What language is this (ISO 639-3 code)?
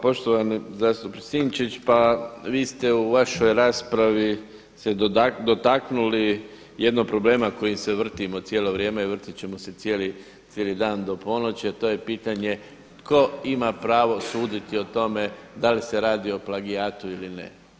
hrv